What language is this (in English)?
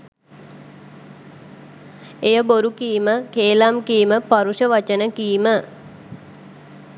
Sinhala